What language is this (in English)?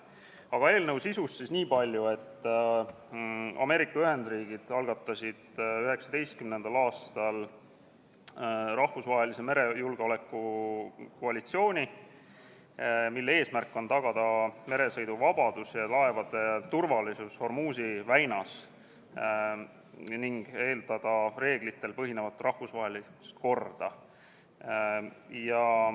Estonian